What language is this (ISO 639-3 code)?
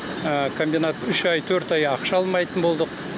kaz